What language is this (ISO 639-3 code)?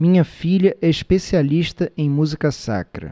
por